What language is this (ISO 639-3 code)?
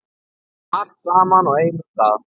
isl